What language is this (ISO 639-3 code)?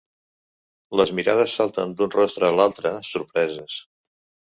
cat